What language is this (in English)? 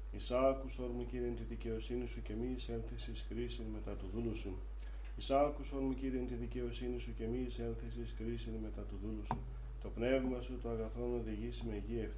Greek